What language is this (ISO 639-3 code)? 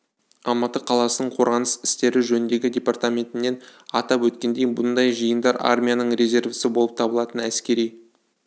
kaz